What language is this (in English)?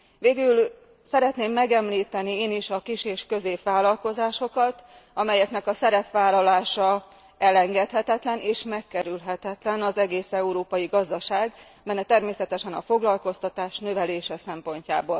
Hungarian